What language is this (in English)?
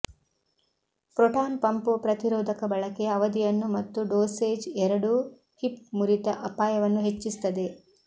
Kannada